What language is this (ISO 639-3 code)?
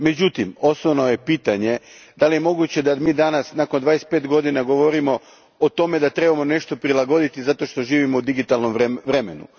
hrv